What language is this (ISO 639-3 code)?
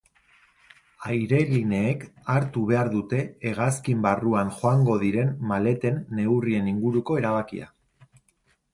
eus